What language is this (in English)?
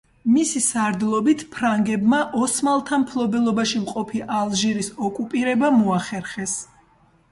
Georgian